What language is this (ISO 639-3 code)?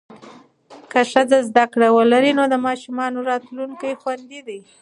pus